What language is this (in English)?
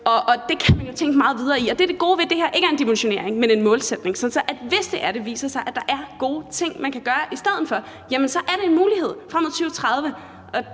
Danish